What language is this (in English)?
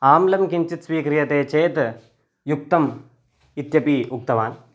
Sanskrit